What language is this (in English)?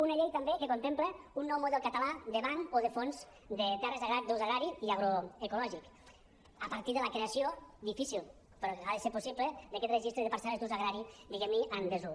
Catalan